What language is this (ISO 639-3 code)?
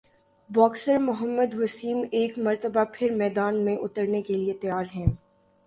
urd